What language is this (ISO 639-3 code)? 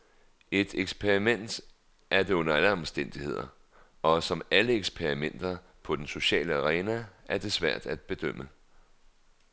dan